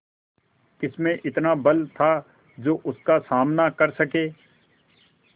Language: Hindi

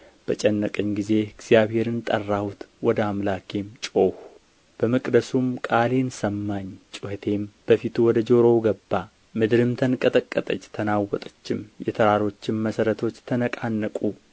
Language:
Amharic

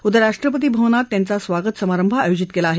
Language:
Marathi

